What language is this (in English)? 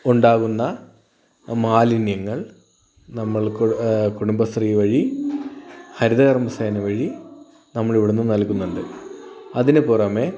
Malayalam